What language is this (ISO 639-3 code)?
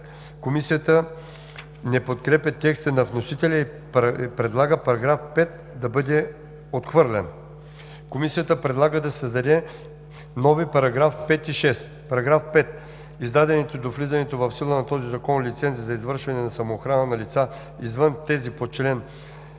bul